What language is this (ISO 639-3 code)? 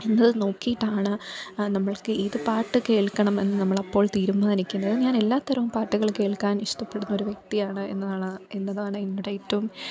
mal